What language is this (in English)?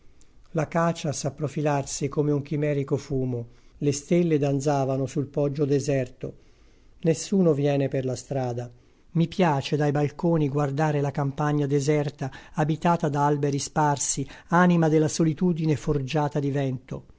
Italian